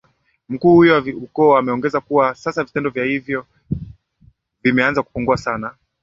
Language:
Swahili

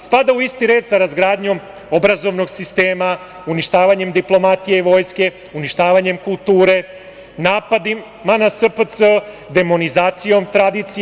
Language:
Serbian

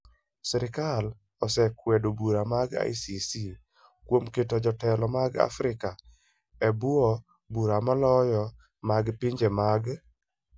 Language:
Luo (Kenya and Tanzania)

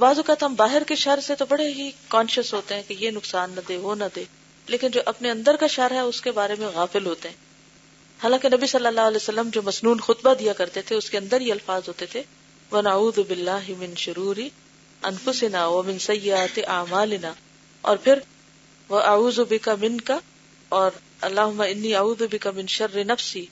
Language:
Urdu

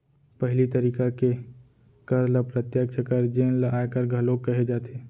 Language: Chhattisgarhi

